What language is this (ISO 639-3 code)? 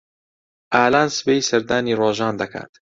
ckb